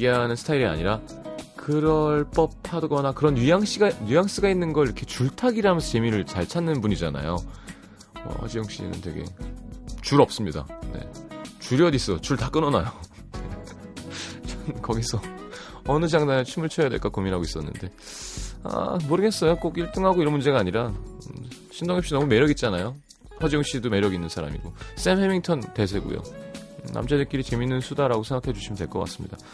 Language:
Korean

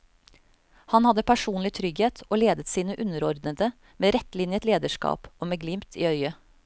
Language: Norwegian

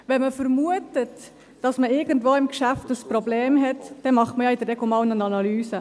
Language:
Swiss German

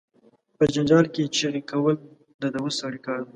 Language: Pashto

